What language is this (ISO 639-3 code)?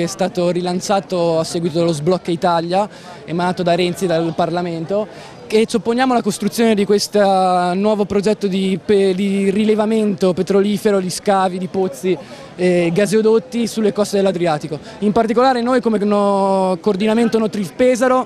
ita